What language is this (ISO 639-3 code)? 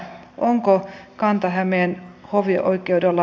fin